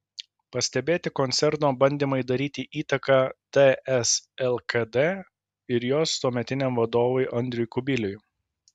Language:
Lithuanian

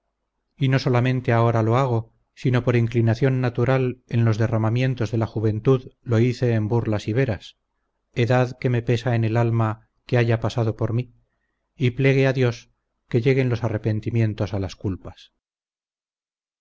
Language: Spanish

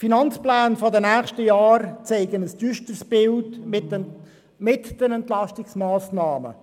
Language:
Swiss German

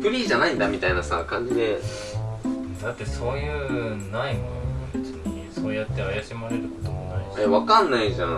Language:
Japanese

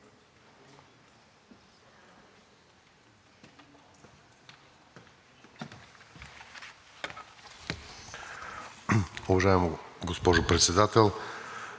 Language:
Bulgarian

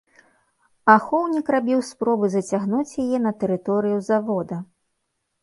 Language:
Belarusian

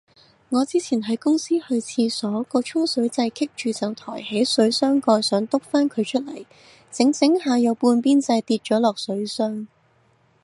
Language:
Cantonese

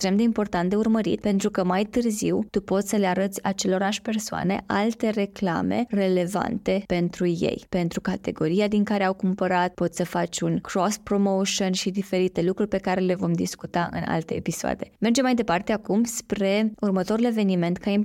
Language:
Romanian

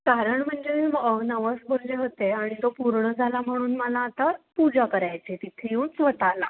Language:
Marathi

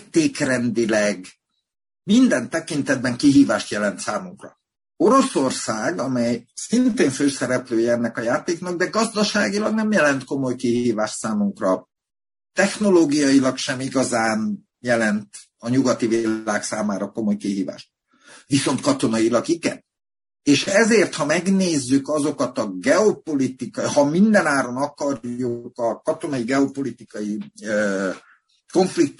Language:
Hungarian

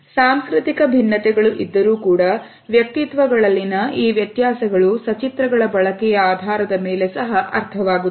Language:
Kannada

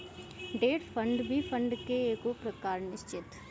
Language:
Bhojpuri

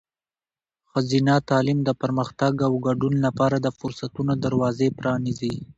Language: Pashto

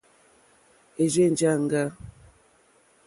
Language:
Mokpwe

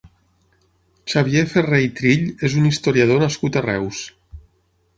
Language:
Catalan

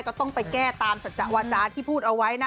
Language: Thai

